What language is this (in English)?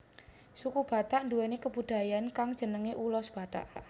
Javanese